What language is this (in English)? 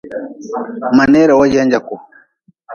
Nawdm